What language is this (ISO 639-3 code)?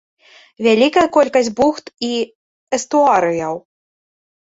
bel